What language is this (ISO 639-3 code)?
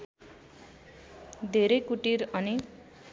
nep